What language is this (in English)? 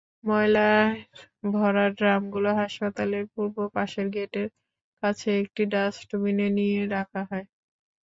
Bangla